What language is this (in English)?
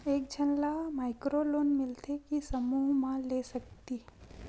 Chhattisgarhi